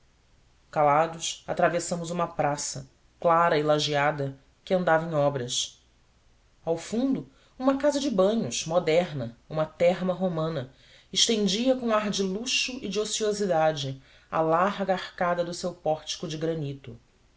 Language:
Portuguese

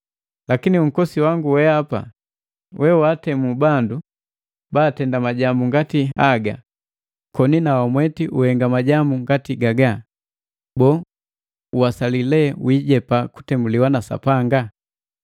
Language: Matengo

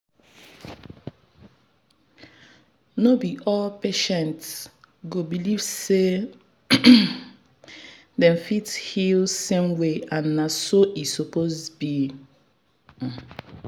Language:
Nigerian Pidgin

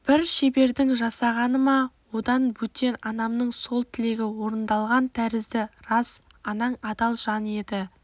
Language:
Kazakh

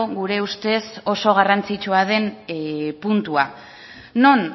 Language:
Basque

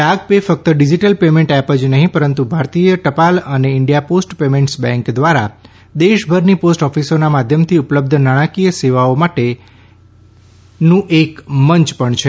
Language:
Gujarati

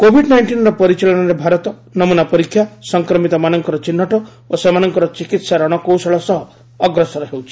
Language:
Odia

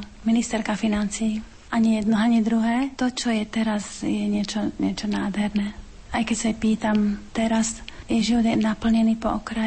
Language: Slovak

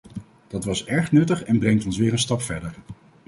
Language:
Dutch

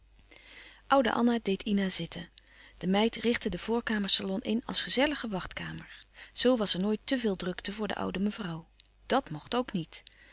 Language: Dutch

